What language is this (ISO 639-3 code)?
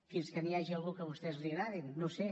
cat